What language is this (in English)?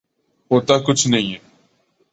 Urdu